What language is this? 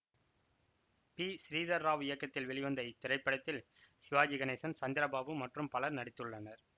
Tamil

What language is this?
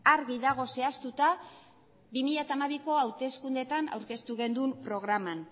Basque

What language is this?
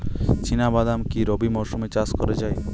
Bangla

